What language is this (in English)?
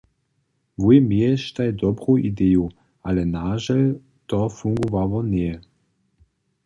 Upper Sorbian